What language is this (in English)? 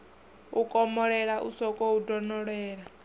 Venda